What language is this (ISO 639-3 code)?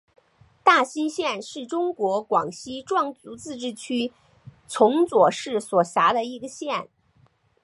zho